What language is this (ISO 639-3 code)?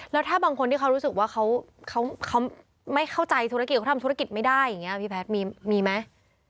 tha